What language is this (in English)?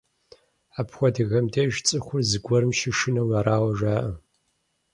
Kabardian